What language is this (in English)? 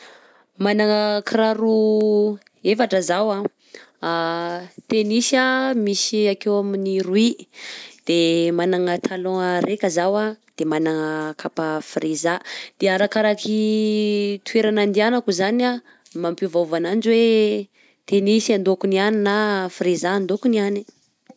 Southern Betsimisaraka Malagasy